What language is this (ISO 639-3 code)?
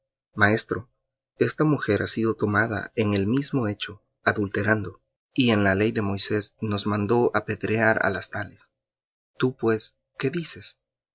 spa